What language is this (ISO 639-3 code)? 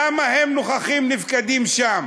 heb